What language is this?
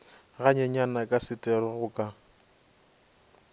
Northern Sotho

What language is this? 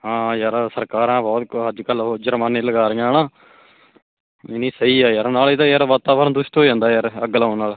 Punjabi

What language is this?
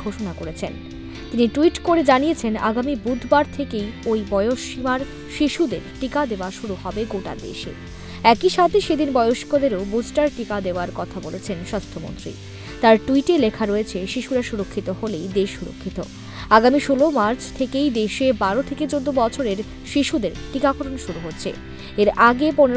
Romanian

